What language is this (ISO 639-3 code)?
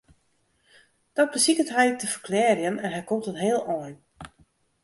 fry